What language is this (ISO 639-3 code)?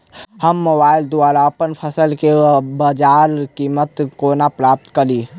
mai